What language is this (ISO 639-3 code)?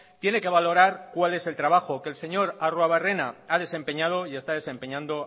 spa